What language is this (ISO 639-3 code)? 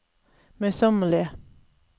nor